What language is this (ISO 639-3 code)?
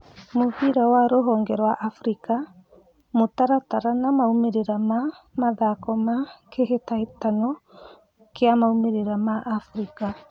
kik